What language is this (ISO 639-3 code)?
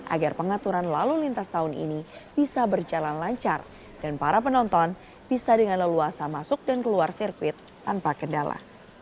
ind